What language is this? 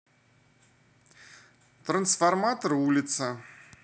Russian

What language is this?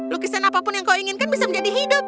Indonesian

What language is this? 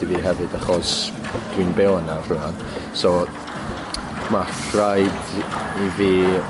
Welsh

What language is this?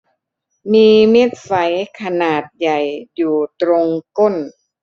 Thai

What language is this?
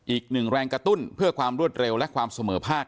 Thai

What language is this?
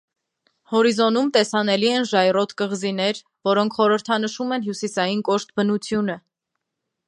Armenian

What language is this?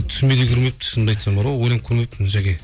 Kazakh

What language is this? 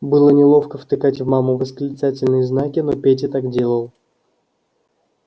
Russian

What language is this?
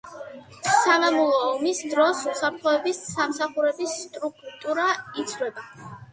Georgian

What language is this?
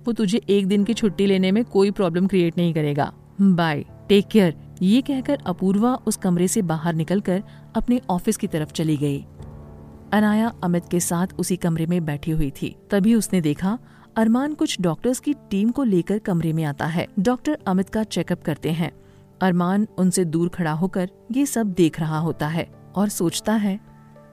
Hindi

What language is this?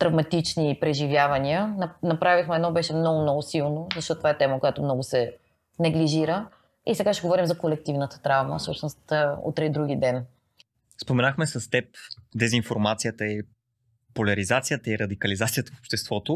Bulgarian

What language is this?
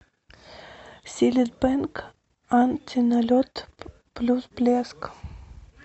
Russian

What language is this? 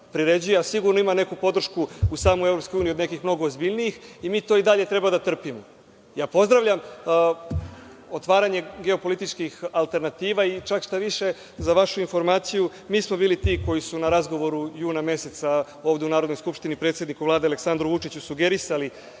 Serbian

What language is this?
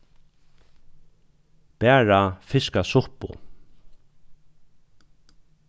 Faroese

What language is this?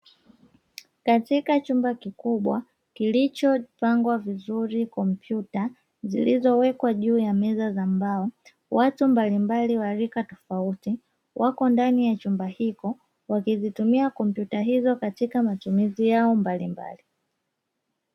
Swahili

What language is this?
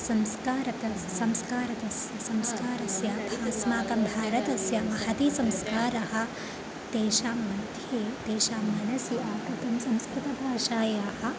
Sanskrit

